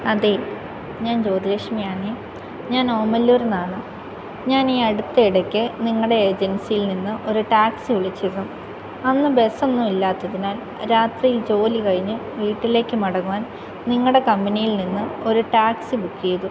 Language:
Malayalam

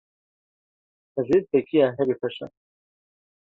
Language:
Kurdish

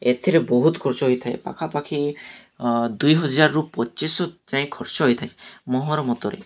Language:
Odia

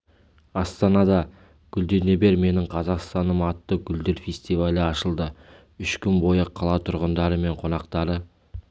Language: Kazakh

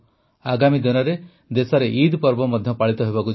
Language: Odia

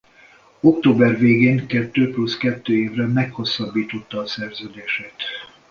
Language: Hungarian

